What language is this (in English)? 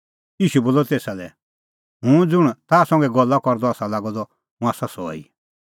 Kullu Pahari